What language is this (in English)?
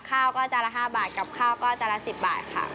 Thai